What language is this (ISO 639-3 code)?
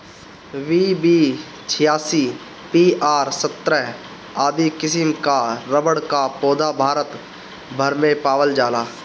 bho